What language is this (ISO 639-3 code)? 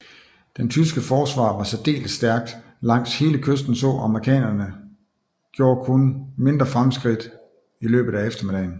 dan